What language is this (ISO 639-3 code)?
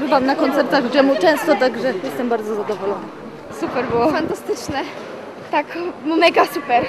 pol